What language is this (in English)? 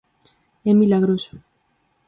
Galician